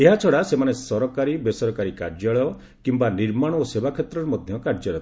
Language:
Odia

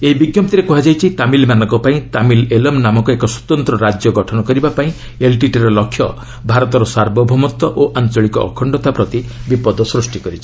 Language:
Odia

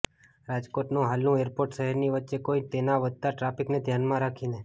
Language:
Gujarati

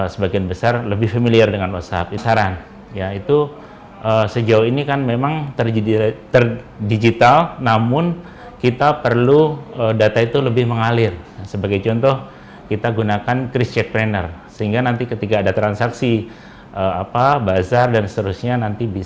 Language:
Indonesian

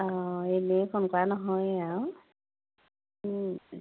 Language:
Assamese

